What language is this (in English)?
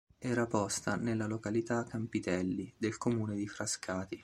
Italian